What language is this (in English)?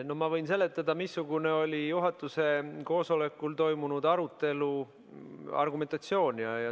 Estonian